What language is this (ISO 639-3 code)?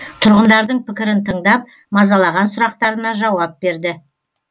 kaz